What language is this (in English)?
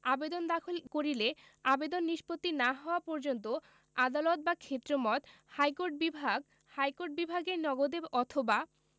Bangla